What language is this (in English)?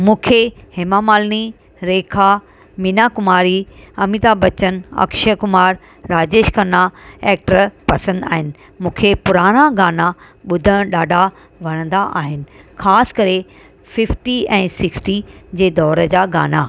Sindhi